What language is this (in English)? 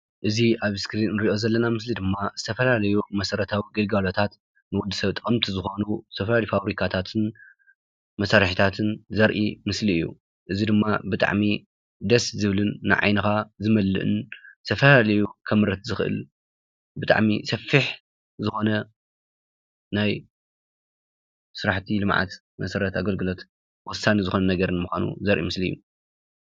Tigrinya